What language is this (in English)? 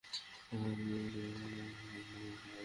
Bangla